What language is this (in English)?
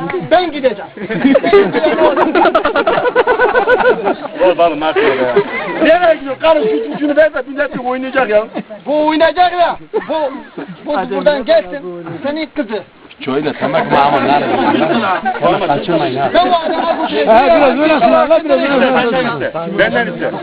Turkish